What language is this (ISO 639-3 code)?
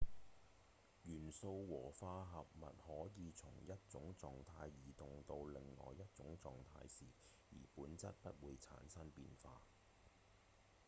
yue